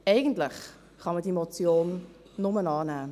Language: Swiss German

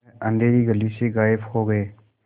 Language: Hindi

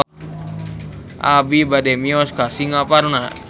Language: Sundanese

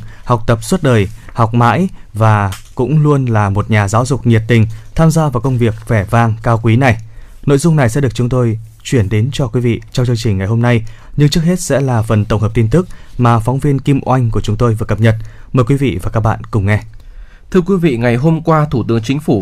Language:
Vietnamese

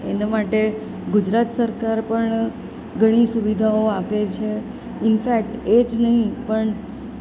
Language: Gujarati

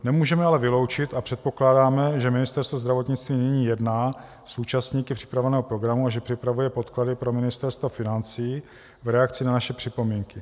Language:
Czech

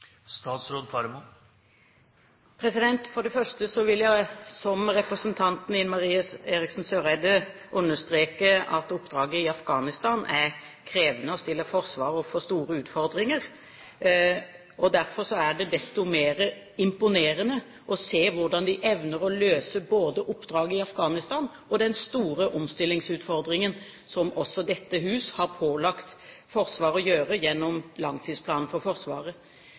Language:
Norwegian Bokmål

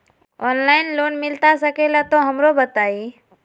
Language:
Magahi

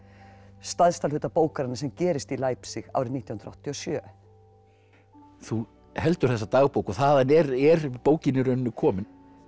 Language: Icelandic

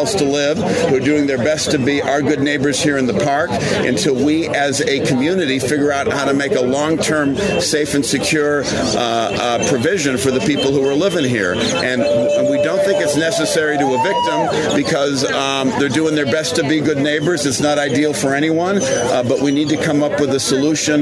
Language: English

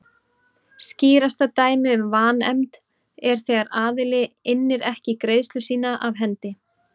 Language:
Icelandic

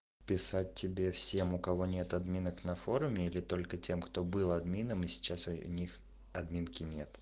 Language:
Russian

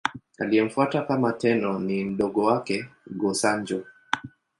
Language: Swahili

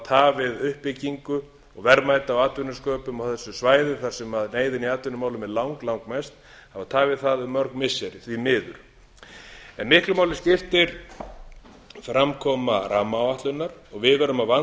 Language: Icelandic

